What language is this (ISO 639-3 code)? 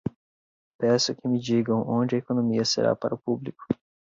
por